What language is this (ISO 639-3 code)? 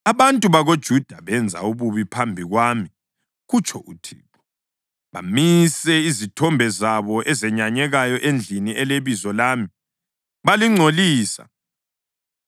nde